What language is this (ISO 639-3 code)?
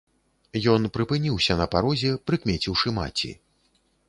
bel